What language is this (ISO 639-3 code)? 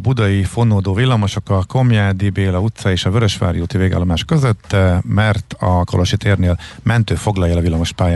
hun